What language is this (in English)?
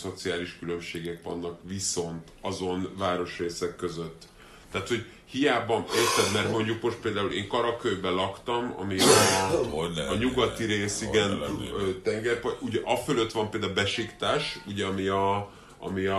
Hungarian